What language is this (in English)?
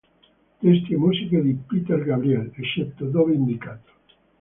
Italian